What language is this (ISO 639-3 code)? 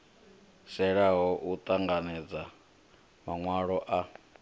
ven